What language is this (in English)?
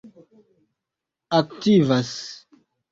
Esperanto